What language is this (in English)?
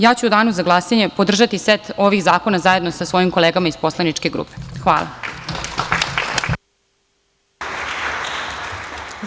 Serbian